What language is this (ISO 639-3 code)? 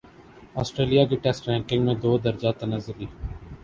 urd